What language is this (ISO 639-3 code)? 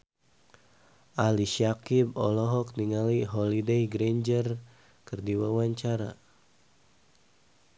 sun